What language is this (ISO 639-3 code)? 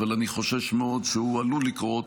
heb